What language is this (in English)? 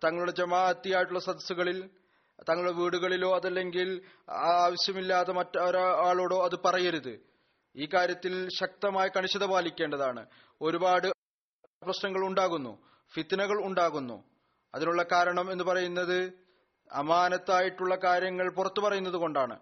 Malayalam